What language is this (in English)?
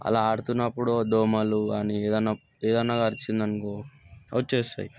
Telugu